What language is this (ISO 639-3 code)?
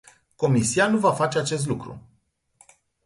ron